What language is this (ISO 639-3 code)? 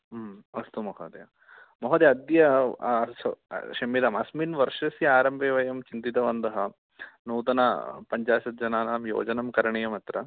san